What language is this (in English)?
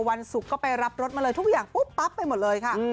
Thai